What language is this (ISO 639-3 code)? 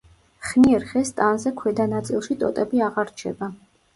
kat